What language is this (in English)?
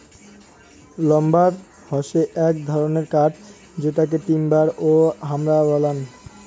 Bangla